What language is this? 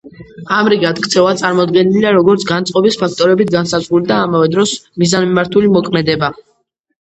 Georgian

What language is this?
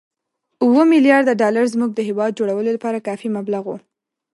Pashto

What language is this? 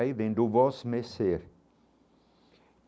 Portuguese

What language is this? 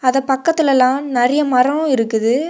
Tamil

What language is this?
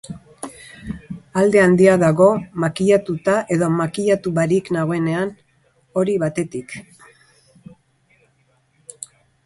Basque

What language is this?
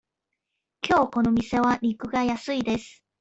Japanese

